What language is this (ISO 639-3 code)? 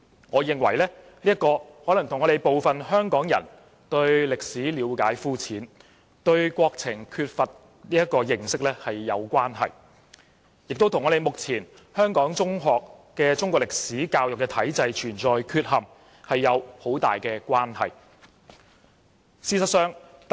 yue